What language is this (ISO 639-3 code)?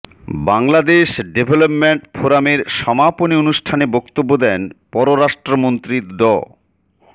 ben